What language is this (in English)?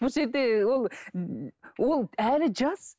Kazakh